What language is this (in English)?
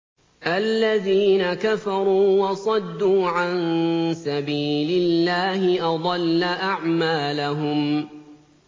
Arabic